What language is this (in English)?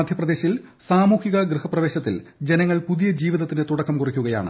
Malayalam